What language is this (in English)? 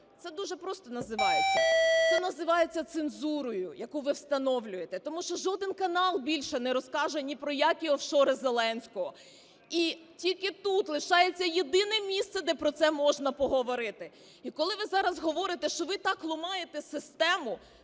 Ukrainian